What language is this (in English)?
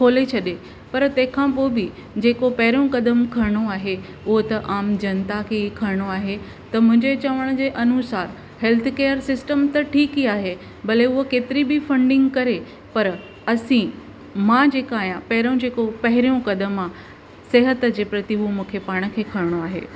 Sindhi